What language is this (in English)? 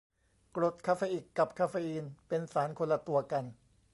Thai